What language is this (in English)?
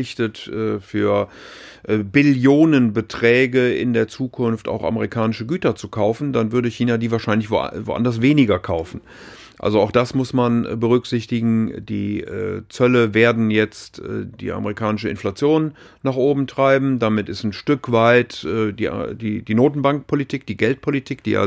German